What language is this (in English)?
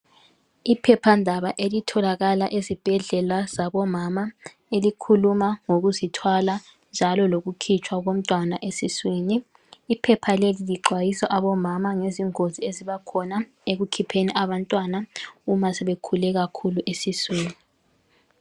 North Ndebele